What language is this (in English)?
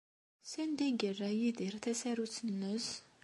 Kabyle